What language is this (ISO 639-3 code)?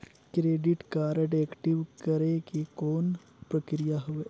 hne